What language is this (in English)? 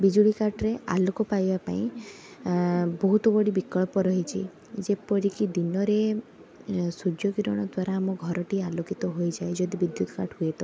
Odia